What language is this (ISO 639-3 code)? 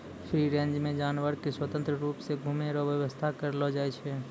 mai